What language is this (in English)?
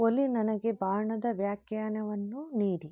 Kannada